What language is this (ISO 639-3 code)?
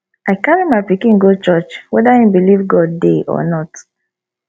pcm